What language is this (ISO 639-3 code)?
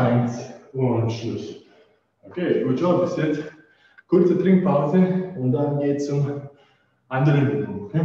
deu